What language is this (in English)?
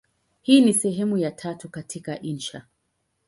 Swahili